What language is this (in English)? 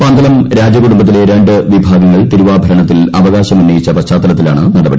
Malayalam